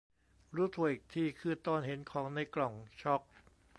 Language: Thai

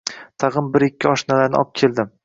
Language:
Uzbek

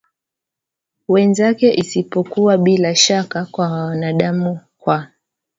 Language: Swahili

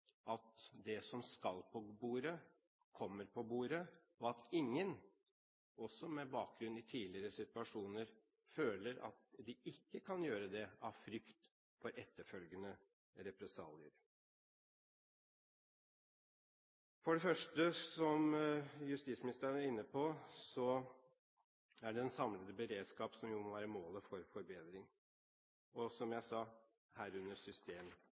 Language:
Norwegian Bokmål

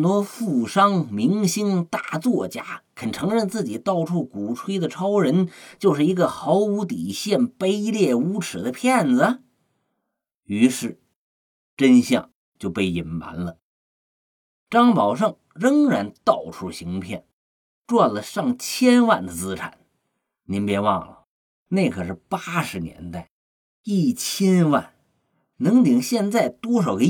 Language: Chinese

